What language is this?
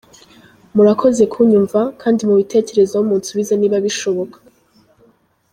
Kinyarwanda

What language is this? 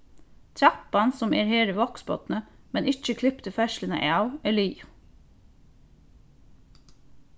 Faroese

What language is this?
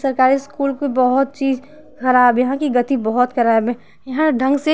Hindi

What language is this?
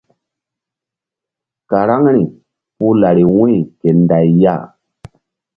Mbum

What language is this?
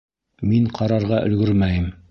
Bashkir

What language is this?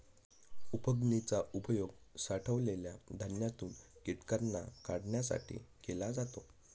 Marathi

